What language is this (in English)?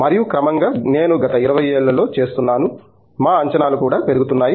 Telugu